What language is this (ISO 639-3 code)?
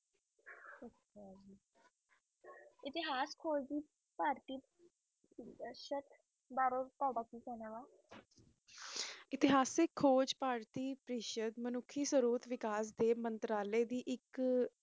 pan